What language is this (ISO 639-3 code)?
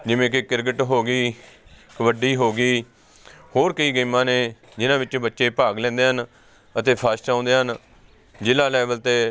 pan